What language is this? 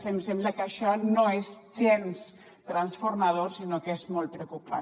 Catalan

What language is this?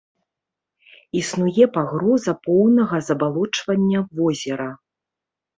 Belarusian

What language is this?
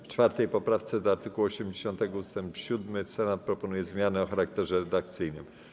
Polish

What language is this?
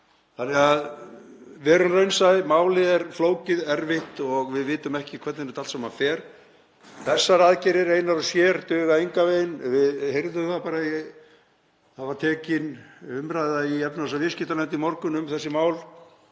Icelandic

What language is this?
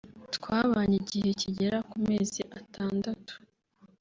Kinyarwanda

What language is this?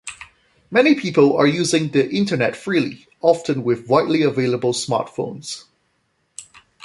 English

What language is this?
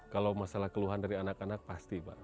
Indonesian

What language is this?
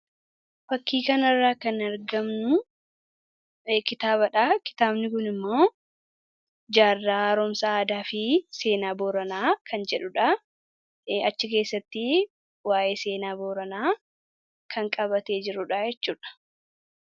Oromo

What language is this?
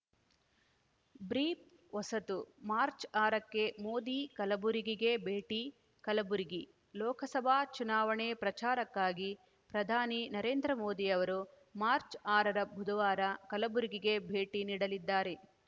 Kannada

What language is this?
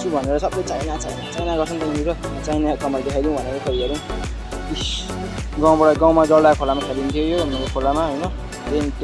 Indonesian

